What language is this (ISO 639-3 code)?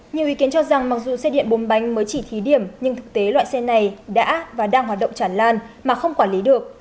vie